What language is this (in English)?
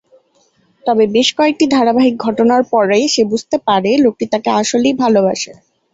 Bangla